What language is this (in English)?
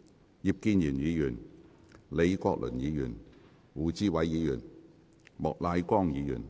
Cantonese